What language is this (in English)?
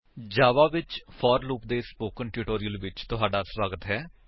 Punjabi